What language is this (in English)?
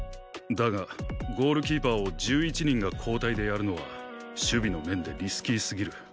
Japanese